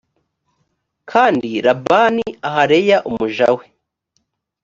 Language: Kinyarwanda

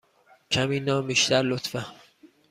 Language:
Persian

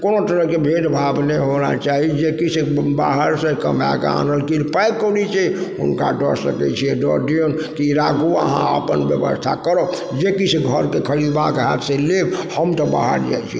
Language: Maithili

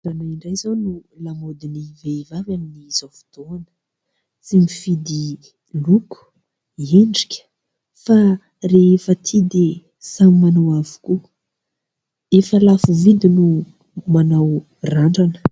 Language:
Malagasy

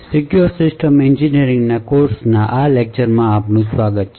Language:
Gujarati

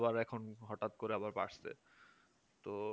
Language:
Bangla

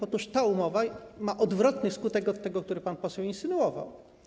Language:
Polish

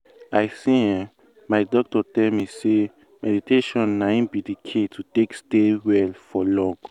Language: Nigerian Pidgin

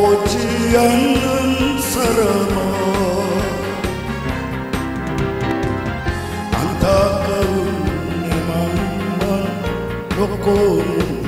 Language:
Korean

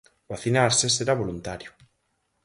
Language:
Galician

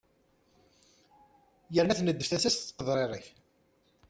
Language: Kabyle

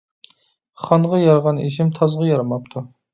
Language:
Uyghur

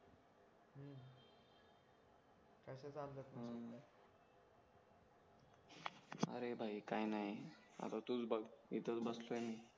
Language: Marathi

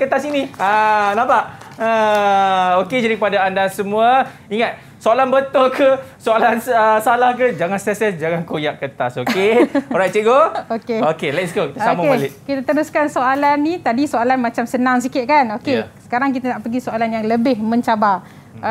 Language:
Malay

